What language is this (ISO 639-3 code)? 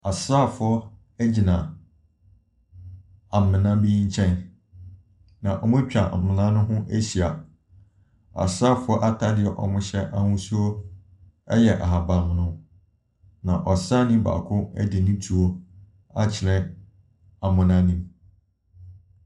aka